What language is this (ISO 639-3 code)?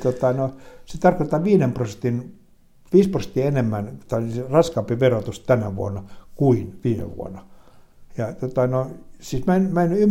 fin